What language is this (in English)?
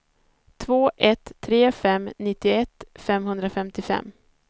Swedish